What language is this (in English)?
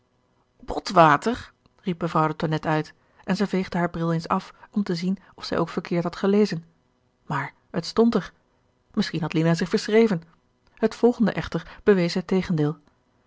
Dutch